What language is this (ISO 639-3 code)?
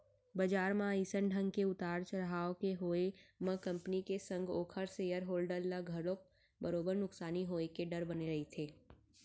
hne